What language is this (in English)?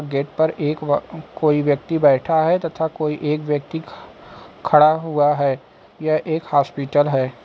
Hindi